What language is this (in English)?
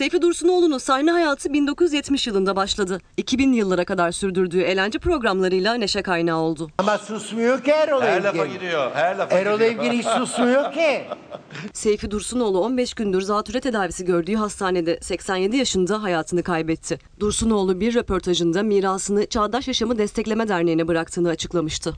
Turkish